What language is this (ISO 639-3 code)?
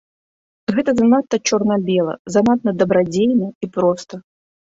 bel